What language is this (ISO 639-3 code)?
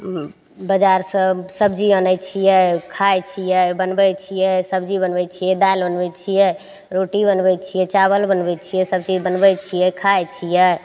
mai